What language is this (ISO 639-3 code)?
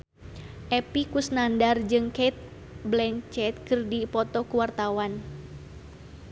sun